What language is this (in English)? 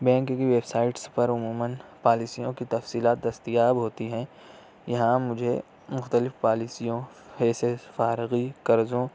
Urdu